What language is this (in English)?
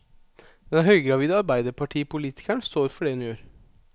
Norwegian